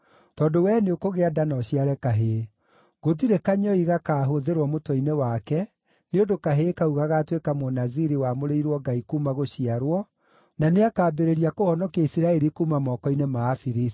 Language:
Kikuyu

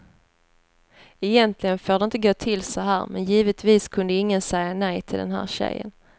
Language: Swedish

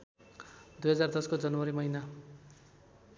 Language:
Nepali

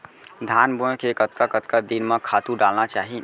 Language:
Chhattisgarhi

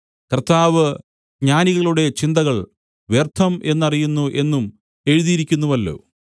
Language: Malayalam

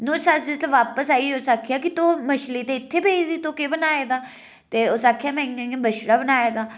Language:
Dogri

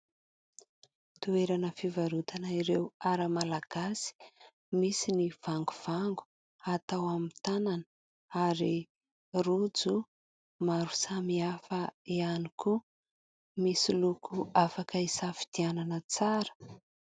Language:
Malagasy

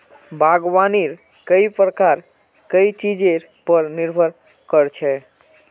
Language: Magahi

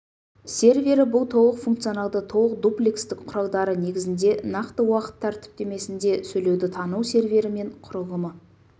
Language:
Kazakh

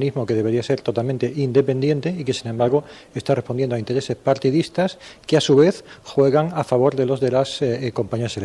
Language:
Spanish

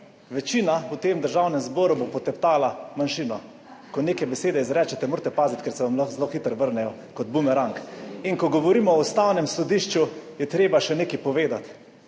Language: Slovenian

